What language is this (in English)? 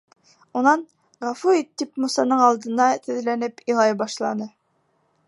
Bashkir